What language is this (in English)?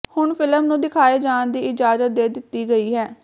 Punjabi